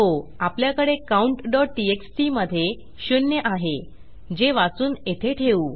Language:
Marathi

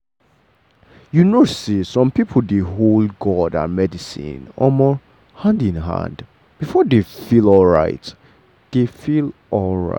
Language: Nigerian Pidgin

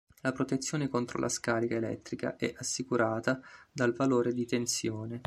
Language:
Italian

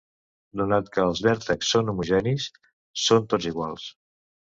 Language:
Catalan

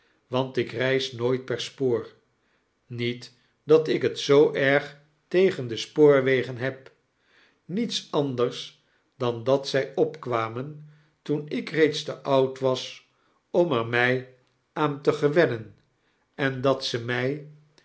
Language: Dutch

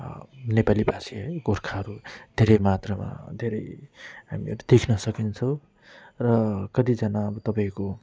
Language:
Nepali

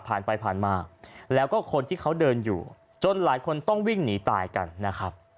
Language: Thai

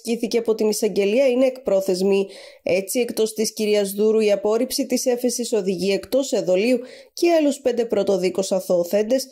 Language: Greek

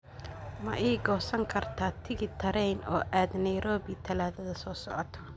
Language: Somali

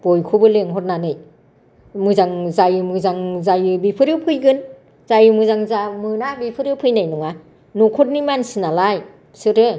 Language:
Bodo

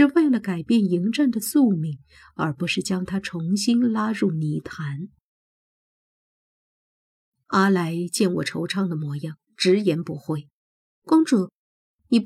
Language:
Chinese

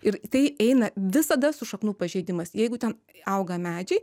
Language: Lithuanian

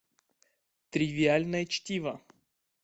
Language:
Russian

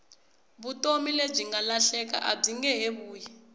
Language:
Tsonga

